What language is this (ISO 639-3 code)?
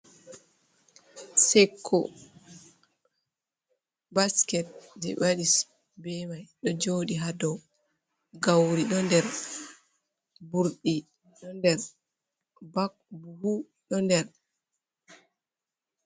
ful